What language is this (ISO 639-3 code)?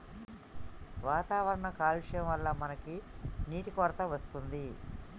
tel